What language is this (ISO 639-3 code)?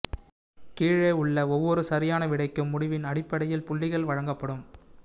tam